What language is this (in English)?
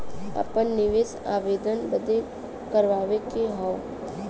Bhojpuri